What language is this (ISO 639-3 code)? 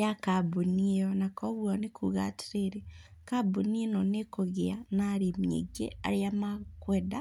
kik